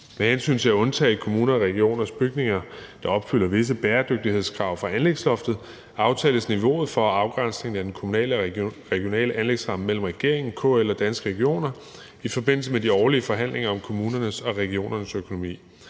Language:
Danish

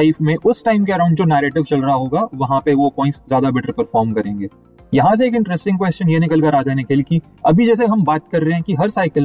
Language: Hindi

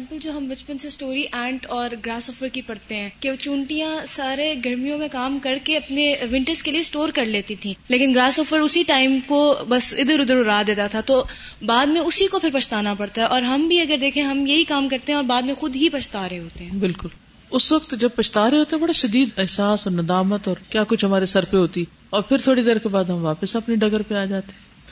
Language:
Urdu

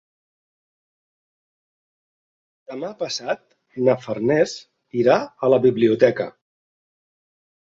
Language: Catalan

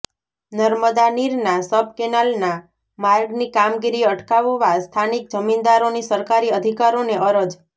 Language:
Gujarati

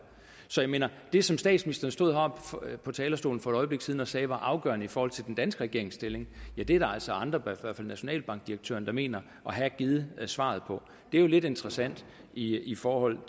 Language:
Danish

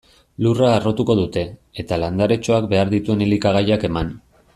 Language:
Basque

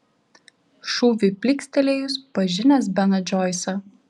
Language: Lithuanian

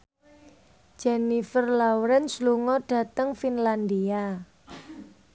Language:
Javanese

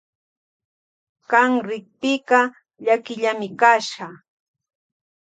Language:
Loja Highland Quichua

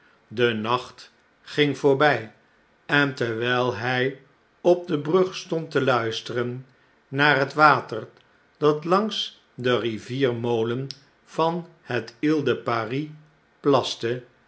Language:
Dutch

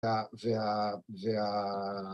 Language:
Hebrew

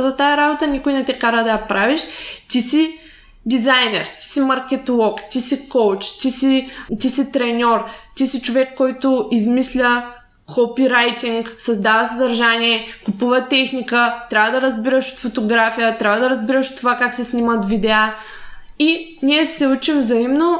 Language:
Bulgarian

